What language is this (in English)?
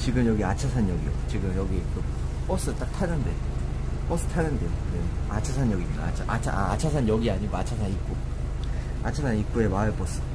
Korean